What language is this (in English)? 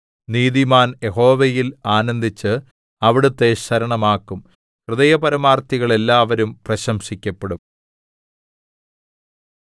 Malayalam